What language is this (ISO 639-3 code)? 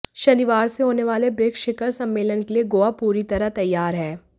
hin